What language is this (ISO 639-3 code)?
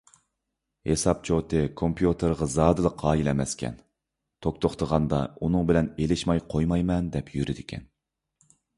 uig